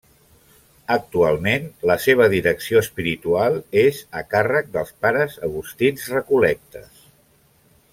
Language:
Catalan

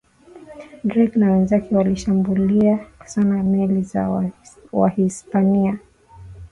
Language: Swahili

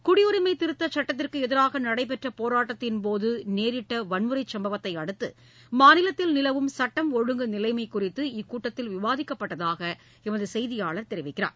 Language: Tamil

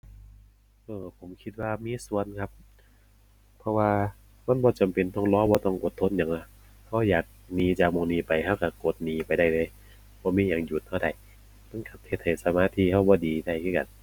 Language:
Thai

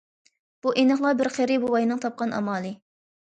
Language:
Uyghur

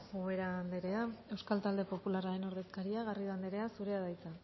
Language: Basque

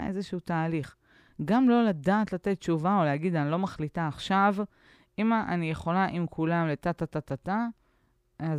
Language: Hebrew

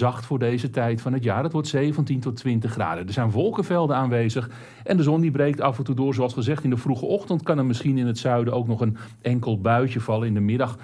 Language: Dutch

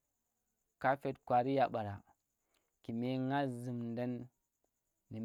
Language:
Tera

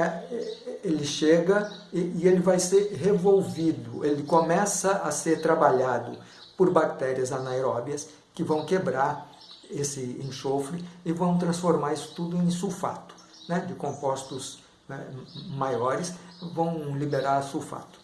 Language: Portuguese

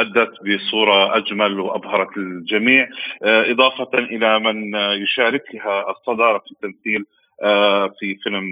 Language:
Arabic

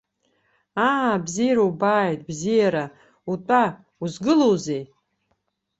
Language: Abkhazian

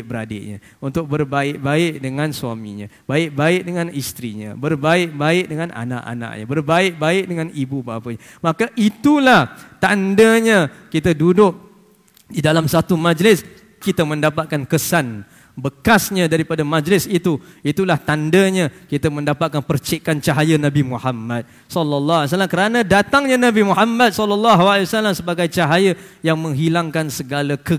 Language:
Malay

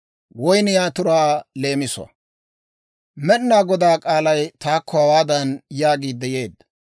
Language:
Dawro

